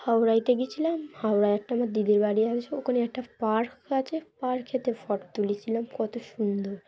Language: Bangla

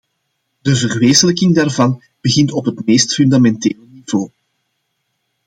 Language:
Dutch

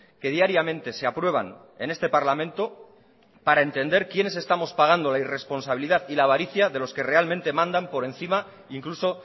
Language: Spanish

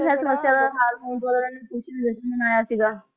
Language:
Punjabi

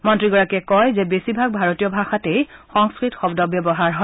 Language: Assamese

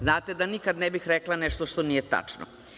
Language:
Serbian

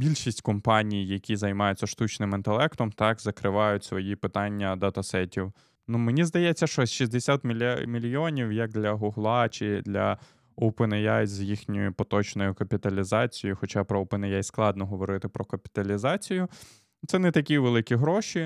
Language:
Ukrainian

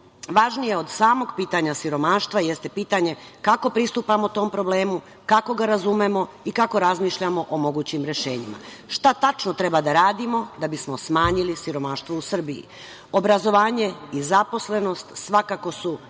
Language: Serbian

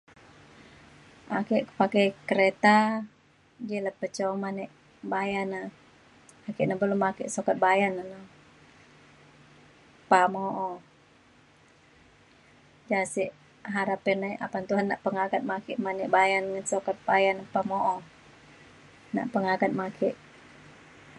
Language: Mainstream Kenyah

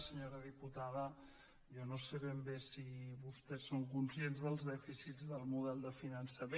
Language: Catalan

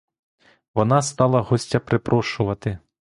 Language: Ukrainian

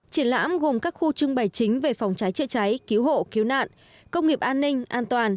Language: Vietnamese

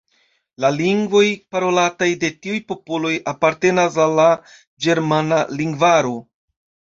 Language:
Esperanto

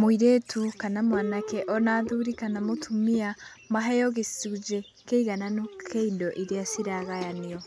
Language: Kikuyu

